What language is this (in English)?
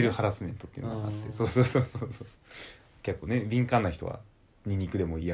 Japanese